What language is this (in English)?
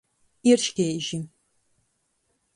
Latgalian